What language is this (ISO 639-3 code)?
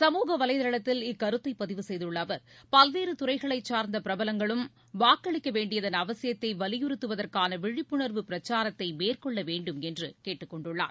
tam